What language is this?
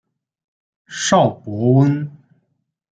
Chinese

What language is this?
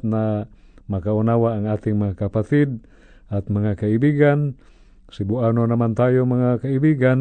Filipino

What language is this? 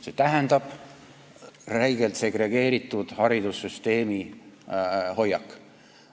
Estonian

